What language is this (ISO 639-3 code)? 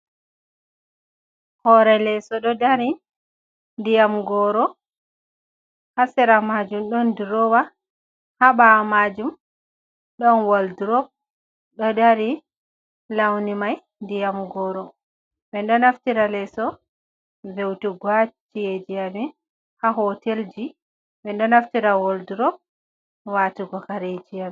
ful